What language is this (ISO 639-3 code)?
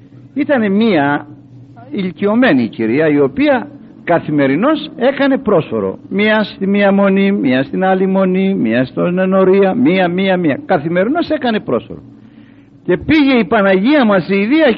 ell